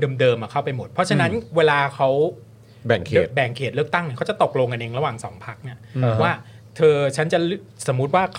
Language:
Thai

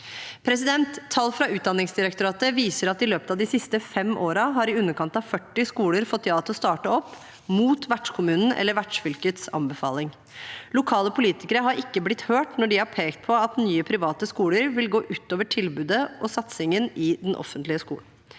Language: Norwegian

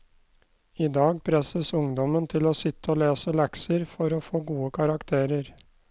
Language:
Norwegian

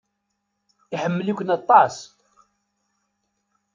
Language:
Kabyle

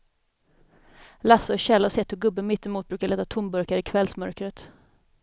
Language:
Swedish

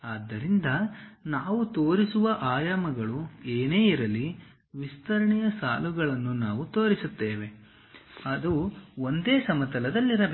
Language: Kannada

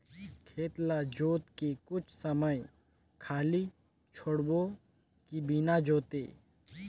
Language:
Chhattisgarhi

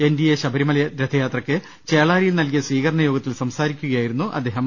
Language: Malayalam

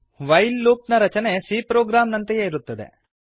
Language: Kannada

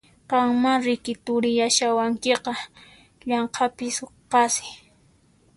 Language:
Puno Quechua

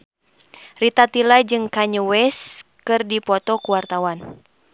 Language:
Sundanese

